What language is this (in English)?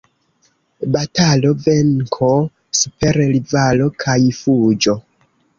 Esperanto